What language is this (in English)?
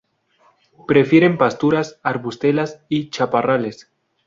Spanish